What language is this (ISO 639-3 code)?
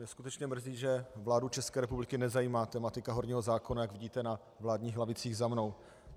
ces